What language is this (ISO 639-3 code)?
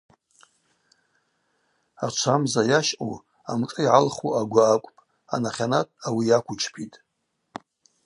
abq